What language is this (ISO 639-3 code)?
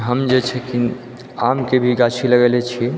mai